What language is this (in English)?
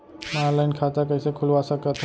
Chhattisgarhi